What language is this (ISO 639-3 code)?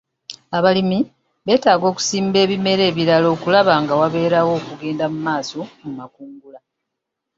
lug